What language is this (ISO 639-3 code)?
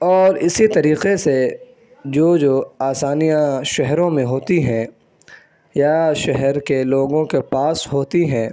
urd